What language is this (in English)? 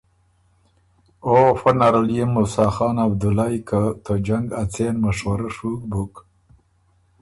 Ormuri